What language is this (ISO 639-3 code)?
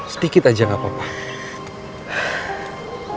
ind